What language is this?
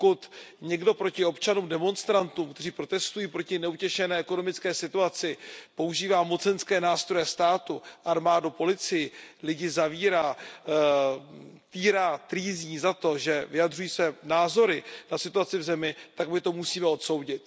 Czech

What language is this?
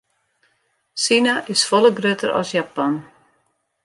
Western Frisian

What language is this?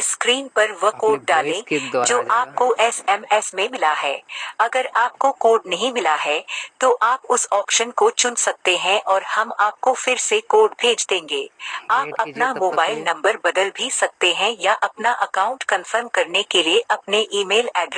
Hindi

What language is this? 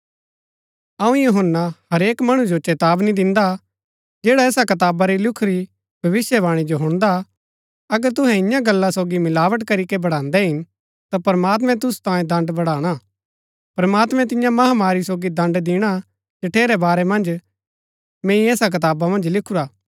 Gaddi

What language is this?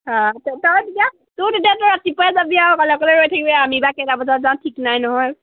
Assamese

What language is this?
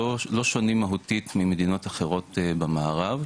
Hebrew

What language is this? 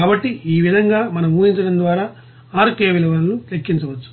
Telugu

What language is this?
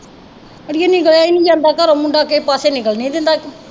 Punjabi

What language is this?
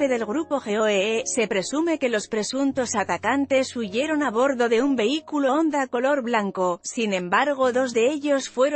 Spanish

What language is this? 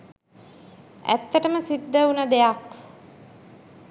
Sinhala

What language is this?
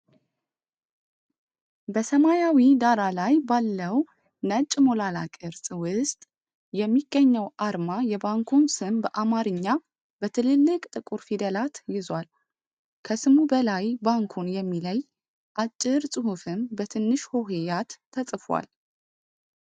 Amharic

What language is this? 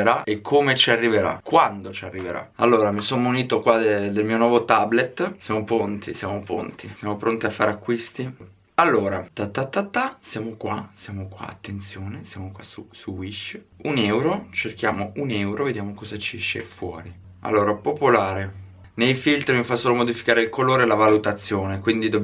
Italian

